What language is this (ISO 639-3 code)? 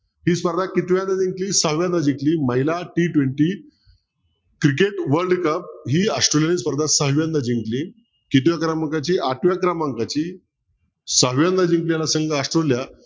mar